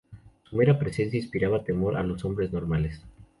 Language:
Spanish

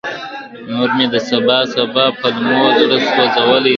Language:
Pashto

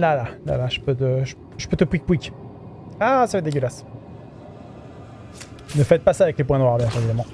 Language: French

